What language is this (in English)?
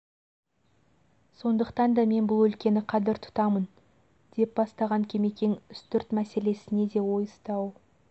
Kazakh